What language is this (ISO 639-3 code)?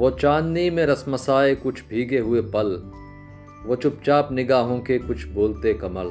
hin